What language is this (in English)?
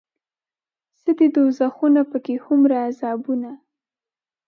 Pashto